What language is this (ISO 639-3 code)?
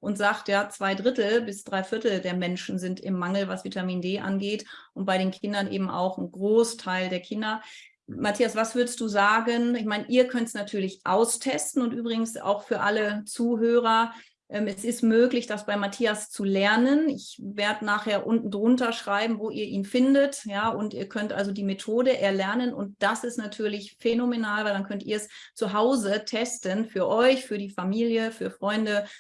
deu